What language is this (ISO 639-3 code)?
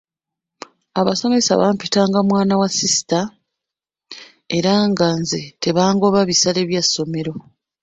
lug